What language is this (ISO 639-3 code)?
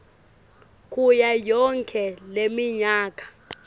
ssw